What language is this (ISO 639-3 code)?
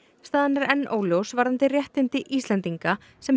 isl